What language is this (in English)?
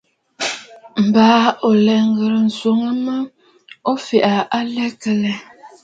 Bafut